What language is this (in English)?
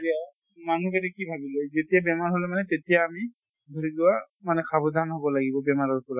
Assamese